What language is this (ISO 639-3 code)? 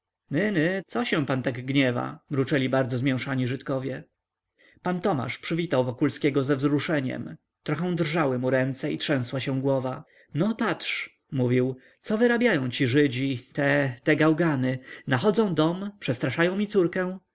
pol